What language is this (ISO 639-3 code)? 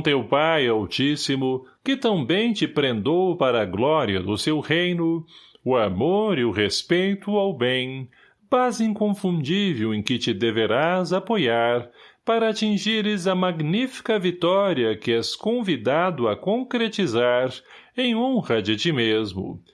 por